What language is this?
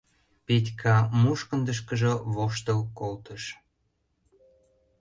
Mari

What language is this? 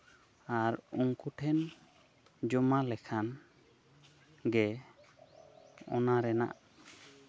Santali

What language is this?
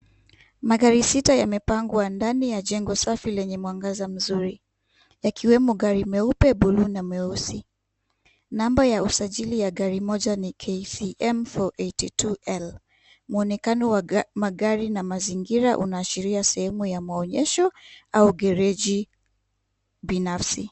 Swahili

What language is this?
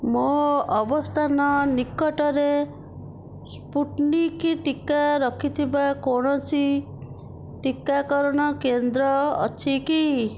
Odia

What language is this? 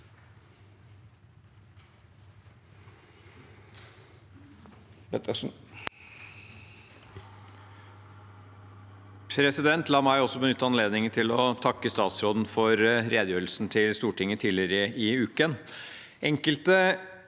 Norwegian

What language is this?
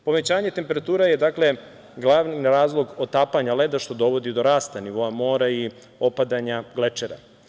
Serbian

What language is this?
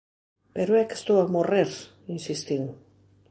Galician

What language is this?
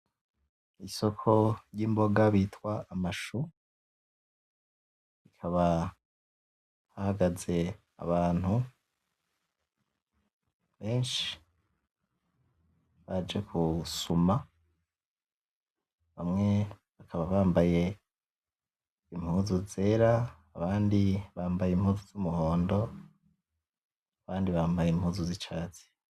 Rundi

